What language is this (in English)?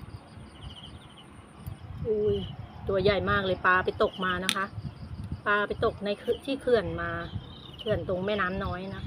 Thai